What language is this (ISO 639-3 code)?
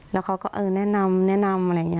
tha